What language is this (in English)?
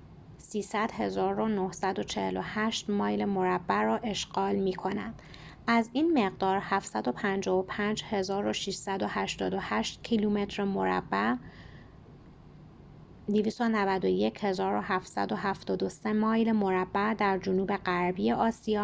Persian